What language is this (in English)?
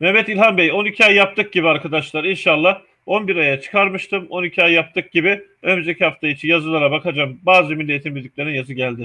Turkish